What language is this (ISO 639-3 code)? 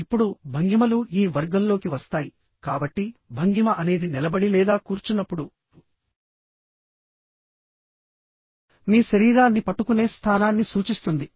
tel